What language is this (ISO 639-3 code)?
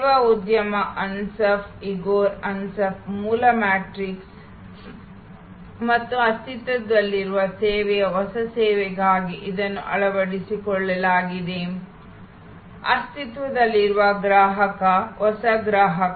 kan